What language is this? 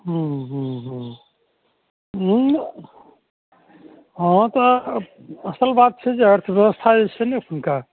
Maithili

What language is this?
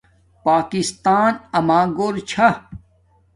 Domaaki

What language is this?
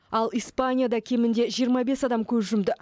Kazakh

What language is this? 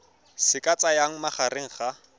Tswana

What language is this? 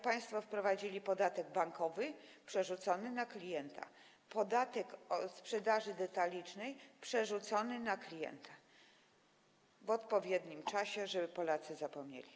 Polish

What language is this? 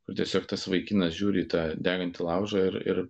Lithuanian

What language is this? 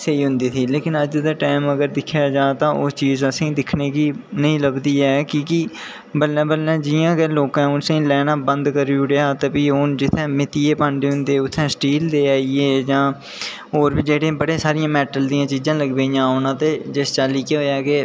Dogri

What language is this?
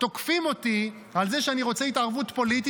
Hebrew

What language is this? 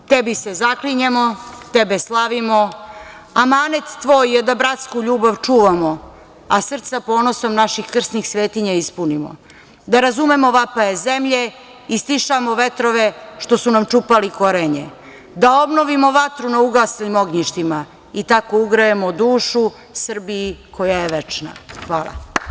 Serbian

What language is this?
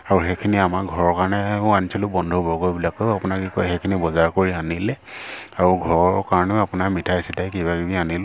Assamese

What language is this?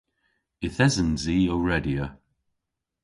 Cornish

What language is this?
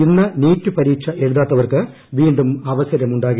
Malayalam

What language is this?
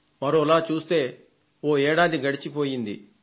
Telugu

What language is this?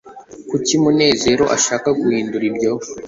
Kinyarwanda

